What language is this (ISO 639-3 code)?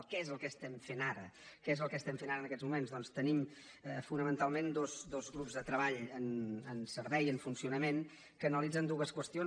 cat